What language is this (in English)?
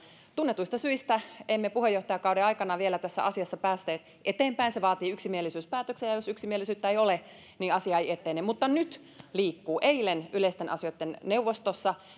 Finnish